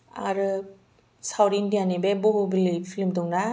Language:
Bodo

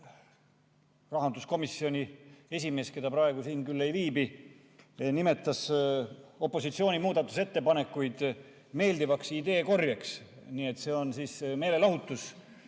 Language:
Estonian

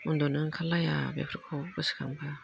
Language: Bodo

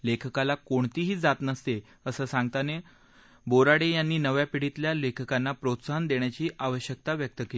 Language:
Marathi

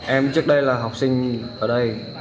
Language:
Vietnamese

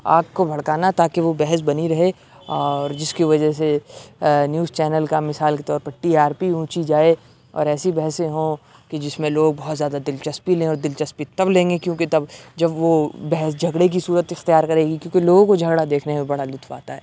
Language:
Urdu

